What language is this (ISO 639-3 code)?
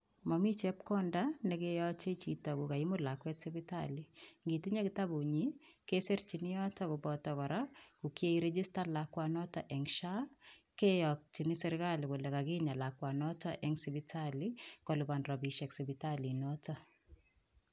kln